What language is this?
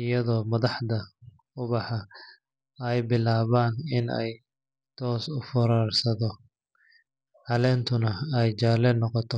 Somali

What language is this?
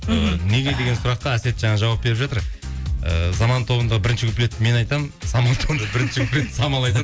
Kazakh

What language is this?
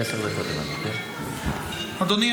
Hebrew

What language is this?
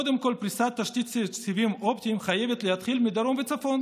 Hebrew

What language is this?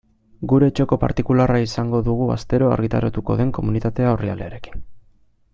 Basque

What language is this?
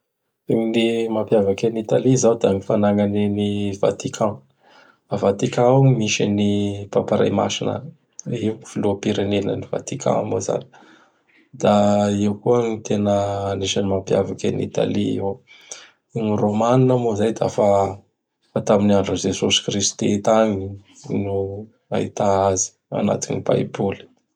Bara Malagasy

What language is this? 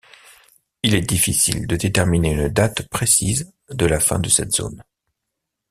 French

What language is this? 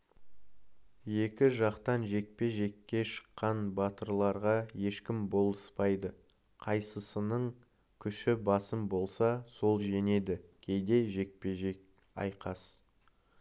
Kazakh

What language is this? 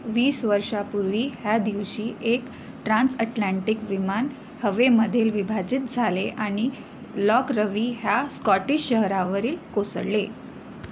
Marathi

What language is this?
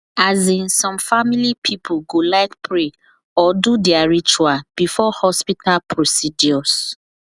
Nigerian Pidgin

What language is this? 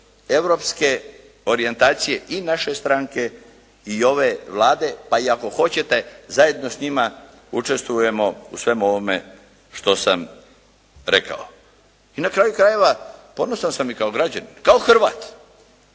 Croatian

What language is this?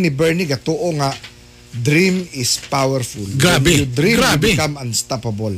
Filipino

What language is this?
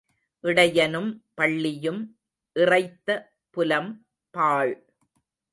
Tamil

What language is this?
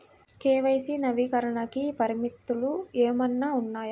Telugu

